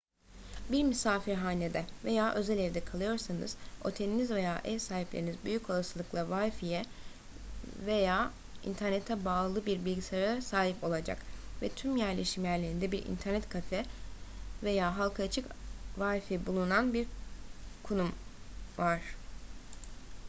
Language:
Turkish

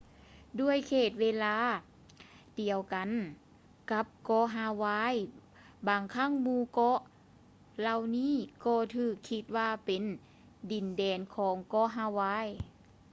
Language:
Lao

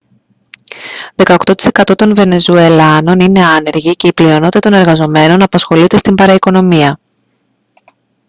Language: Greek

